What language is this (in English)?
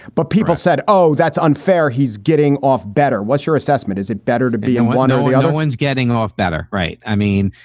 English